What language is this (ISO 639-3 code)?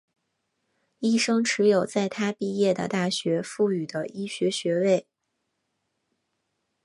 zho